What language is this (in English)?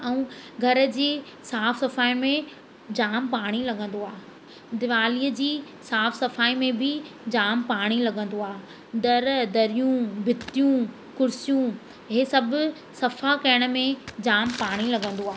Sindhi